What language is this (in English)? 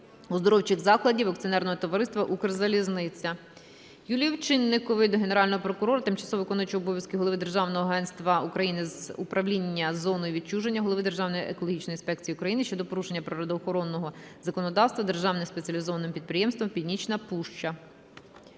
Ukrainian